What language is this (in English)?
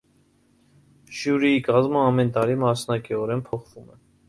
Armenian